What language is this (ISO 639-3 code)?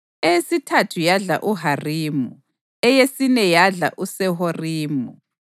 nde